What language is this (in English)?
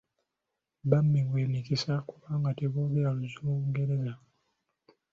Ganda